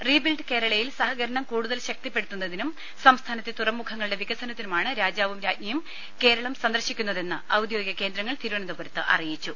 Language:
Malayalam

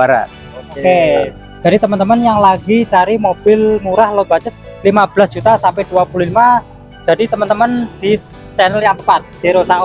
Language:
Indonesian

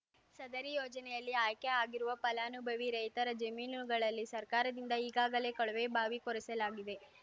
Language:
Kannada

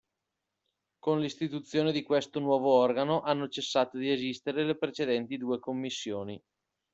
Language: Italian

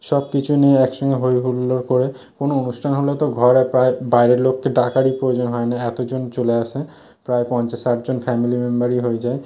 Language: Bangla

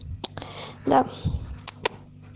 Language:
Russian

